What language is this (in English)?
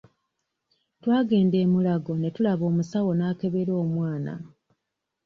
Ganda